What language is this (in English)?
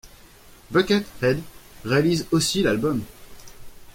French